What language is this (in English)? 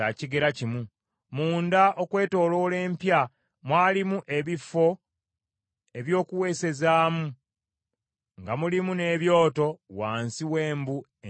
Ganda